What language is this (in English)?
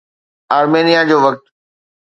Sindhi